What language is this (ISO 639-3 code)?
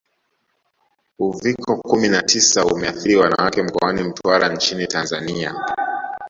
swa